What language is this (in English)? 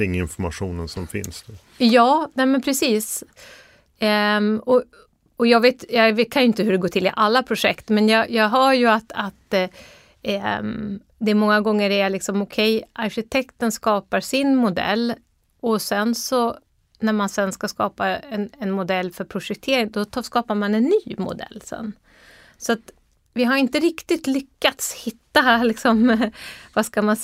Swedish